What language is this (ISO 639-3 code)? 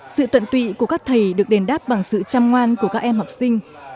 vie